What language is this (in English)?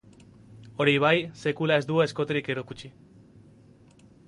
Basque